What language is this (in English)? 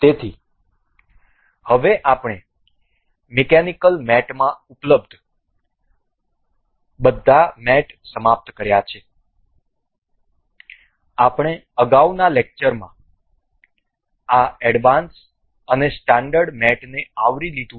Gujarati